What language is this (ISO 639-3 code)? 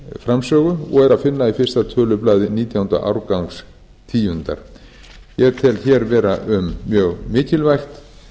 isl